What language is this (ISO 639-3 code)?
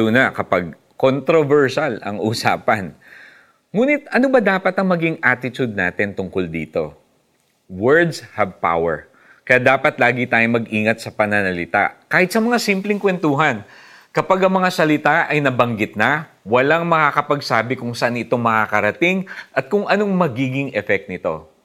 fil